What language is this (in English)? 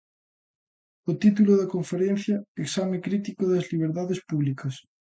Galician